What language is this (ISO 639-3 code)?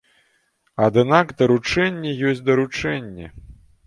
bel